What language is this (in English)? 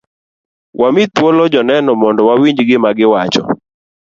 Luo (Kenya and Tanzania)